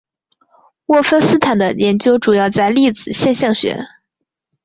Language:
Chinese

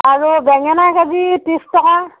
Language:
Assamese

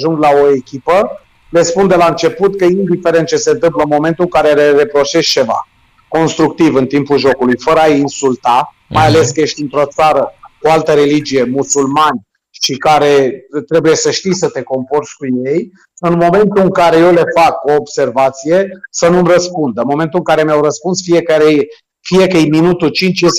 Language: Romanian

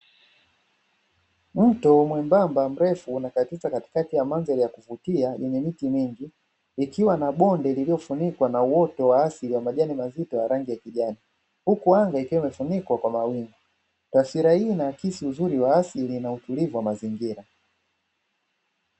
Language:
Swahili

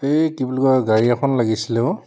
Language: Assamese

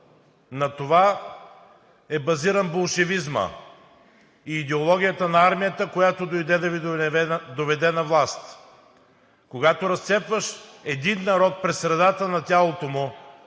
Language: Bulgarian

